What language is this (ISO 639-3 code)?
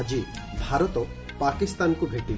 ori